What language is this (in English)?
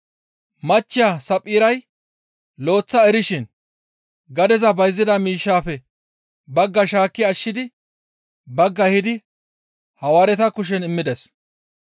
Gamo